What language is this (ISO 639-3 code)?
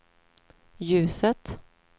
swe